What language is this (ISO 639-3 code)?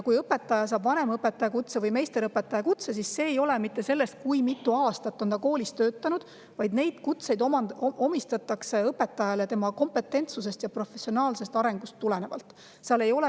est